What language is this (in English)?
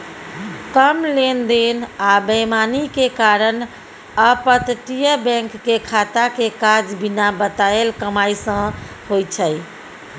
Maithili